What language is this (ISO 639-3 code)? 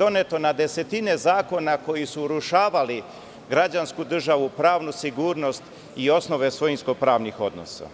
srp